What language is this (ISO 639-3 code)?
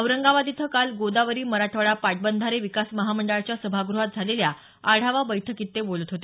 mar